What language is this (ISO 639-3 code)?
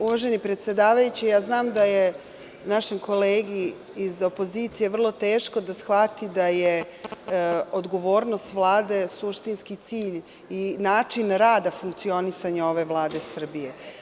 srp